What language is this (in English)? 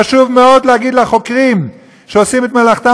Hebrew